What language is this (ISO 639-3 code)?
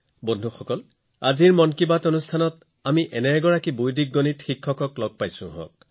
asm